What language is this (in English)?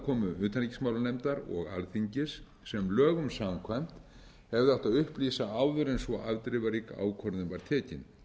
Icelandic